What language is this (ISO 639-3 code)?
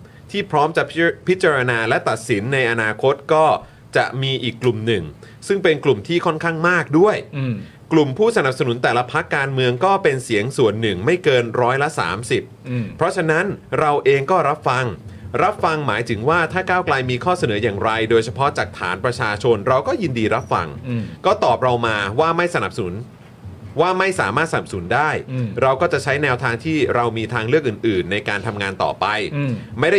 tha